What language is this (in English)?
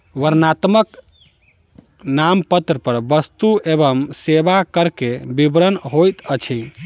Maithili